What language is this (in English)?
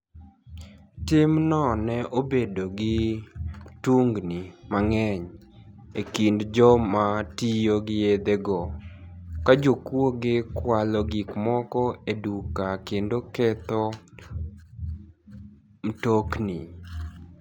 Luo (Kenya and Tanzania)